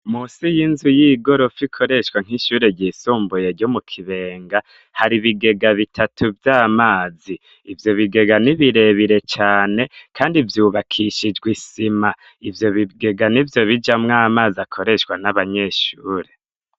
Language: Rundi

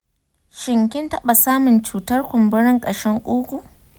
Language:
Hausa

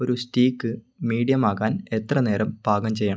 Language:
Malayalam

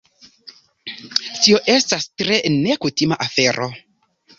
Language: Esperanto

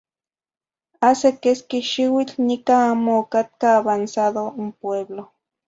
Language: Zacatlán-Ahuacatlán-Tepetzintla Nahuatl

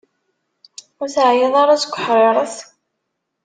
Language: Kabyle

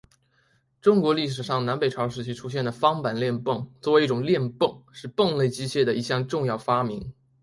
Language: Chinese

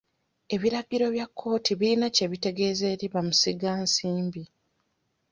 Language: Ganda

